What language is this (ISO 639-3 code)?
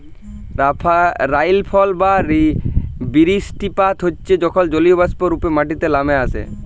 ben